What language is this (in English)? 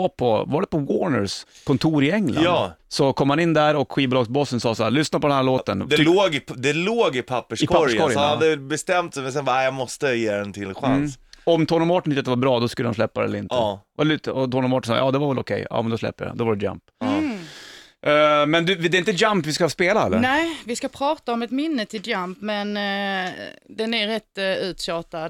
Swedish